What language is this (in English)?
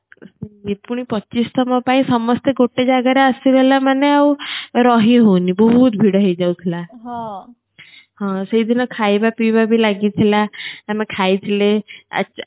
Odia